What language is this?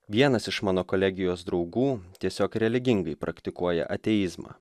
Lithuanian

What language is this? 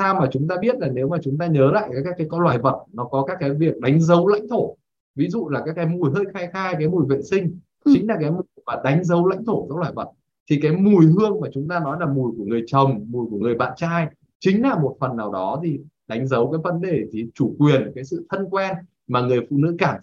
Vietnamese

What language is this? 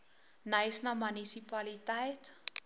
Afrikaans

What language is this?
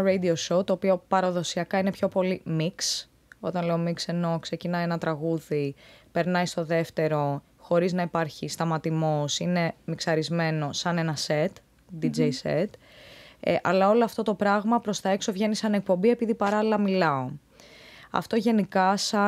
Greek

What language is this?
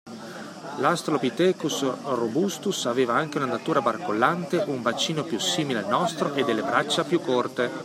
Italian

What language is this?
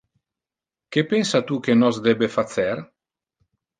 Interlingua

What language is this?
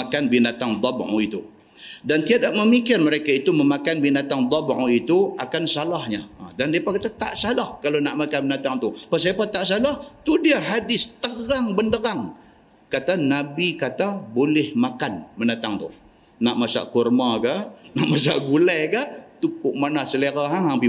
Malay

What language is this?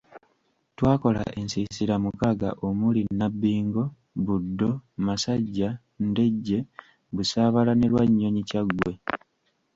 Ganda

